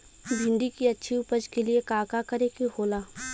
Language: Bhojpuri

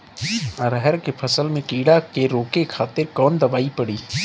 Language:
Bhojpuri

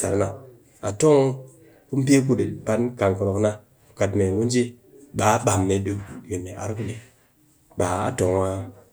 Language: Cakfem-Mushere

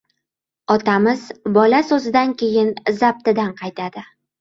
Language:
Uzbek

